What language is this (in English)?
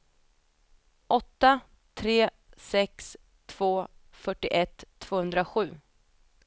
Swedish